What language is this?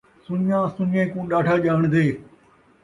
Saraiki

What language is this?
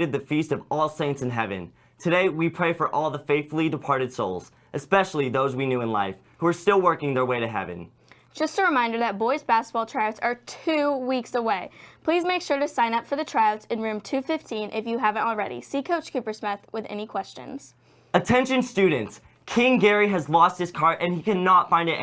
English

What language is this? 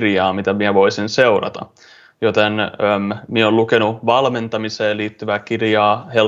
Finnish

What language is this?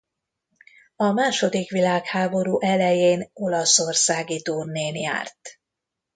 Hungarian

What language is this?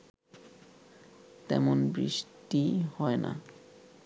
Bangla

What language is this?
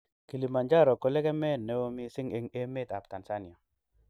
Kalenjin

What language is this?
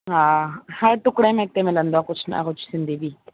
Sindhi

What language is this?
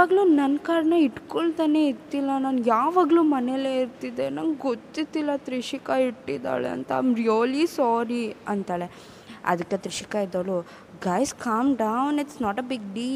Kannada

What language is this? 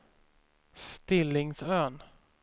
Swedish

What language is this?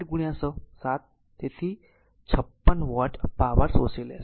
Gujarati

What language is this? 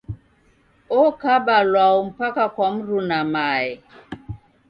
Taita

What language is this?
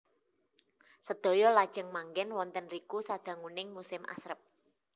Javanese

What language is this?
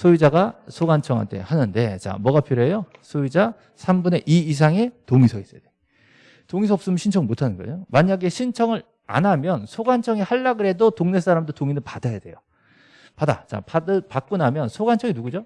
Korean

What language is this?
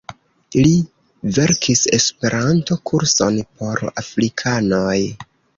Esperanto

